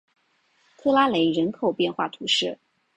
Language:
Chinese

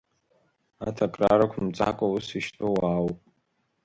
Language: Abkhazian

